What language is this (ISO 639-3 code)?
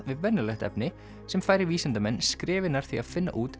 isl